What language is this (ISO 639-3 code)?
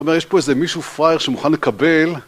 heb